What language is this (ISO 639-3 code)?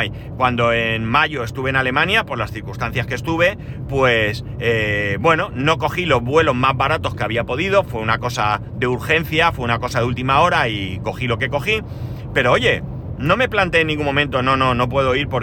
spa